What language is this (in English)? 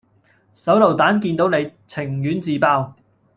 Cantonese